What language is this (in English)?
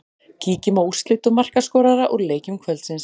Icelandic